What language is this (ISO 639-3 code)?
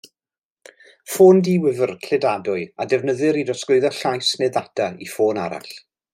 cym